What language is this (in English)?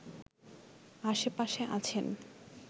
Bangla